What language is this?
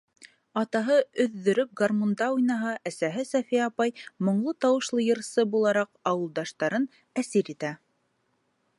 Bashkir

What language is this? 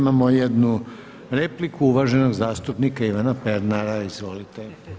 Croatian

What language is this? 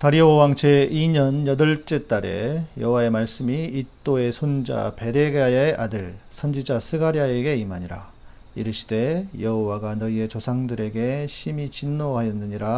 Korean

